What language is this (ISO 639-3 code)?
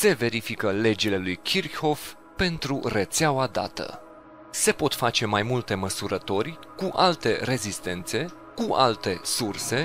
ron